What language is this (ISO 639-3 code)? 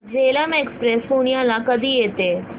mar